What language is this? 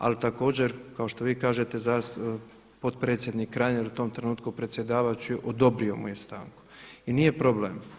Croatian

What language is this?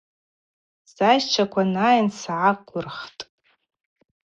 Abaza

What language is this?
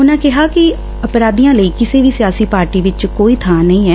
Punjabi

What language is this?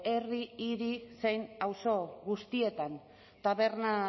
Basque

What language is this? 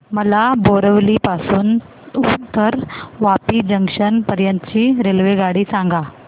Marathi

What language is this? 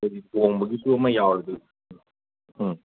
Manipuri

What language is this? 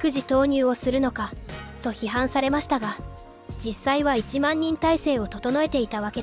Japanese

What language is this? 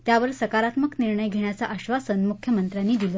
Marathi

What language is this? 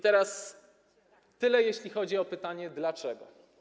Polish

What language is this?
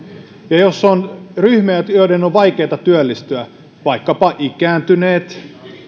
Finnish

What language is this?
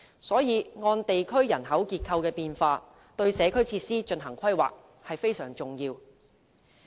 Cantonese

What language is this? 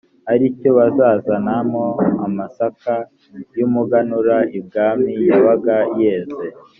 Kinyarwanda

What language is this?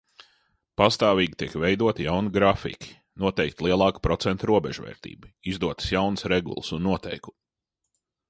Latvian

